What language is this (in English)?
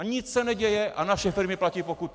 Czech